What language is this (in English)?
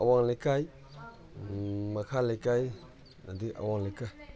Manipuri